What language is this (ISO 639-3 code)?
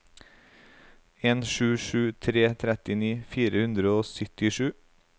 nor